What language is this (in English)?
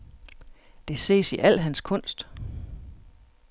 Danish